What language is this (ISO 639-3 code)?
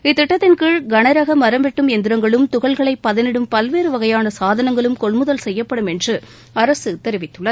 tam